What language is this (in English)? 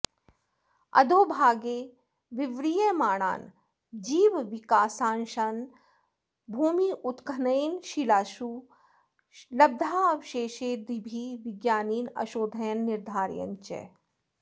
Sanskrit